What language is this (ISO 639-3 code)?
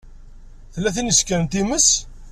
kab